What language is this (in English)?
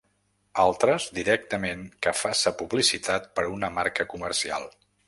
Catalan